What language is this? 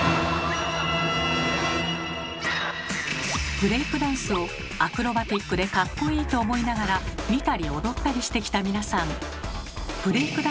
Japanese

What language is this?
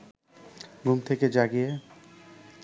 Bangla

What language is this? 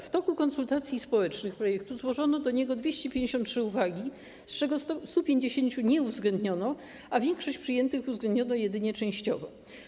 Polish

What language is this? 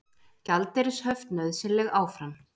Icelandic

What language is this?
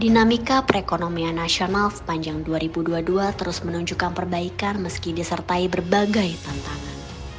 Indonesian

